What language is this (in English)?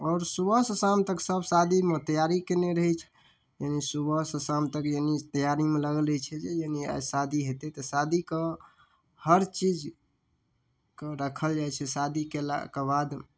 Maithili